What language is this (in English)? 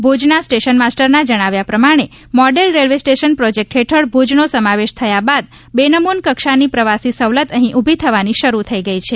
Gujarati